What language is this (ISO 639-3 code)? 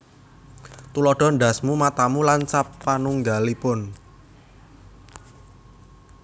jav